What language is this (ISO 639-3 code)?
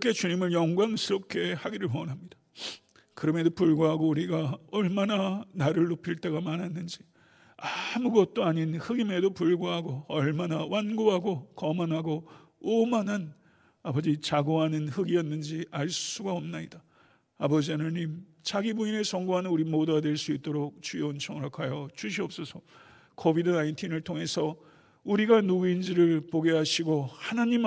kor